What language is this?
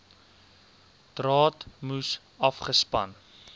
Afrikaans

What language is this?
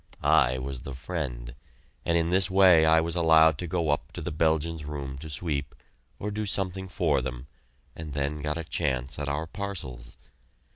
English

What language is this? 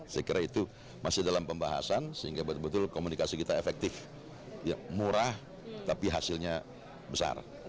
Indonesian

